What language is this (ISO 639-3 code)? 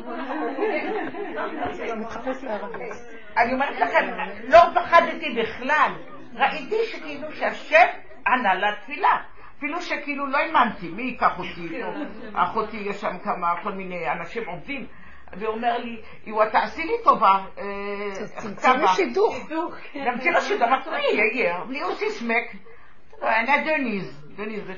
heb